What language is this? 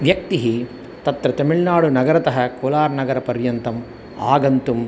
Sanskrit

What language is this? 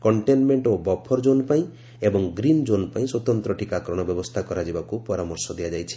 Odia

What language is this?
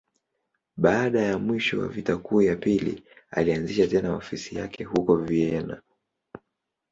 Swahili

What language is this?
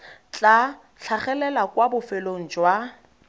Tswana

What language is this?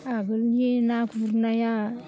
Bodo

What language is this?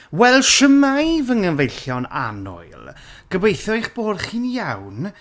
Welsh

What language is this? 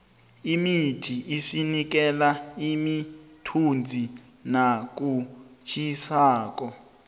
South Ndebele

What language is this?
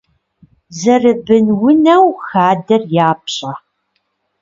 Kabardian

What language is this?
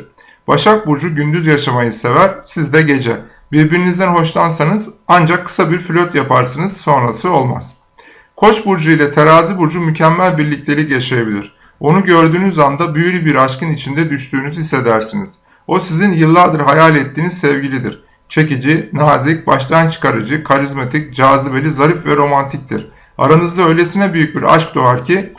Turkish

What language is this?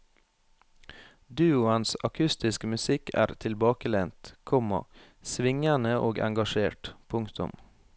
Norwegian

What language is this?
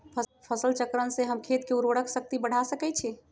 Magahi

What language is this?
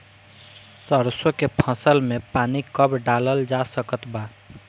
Bhojpuri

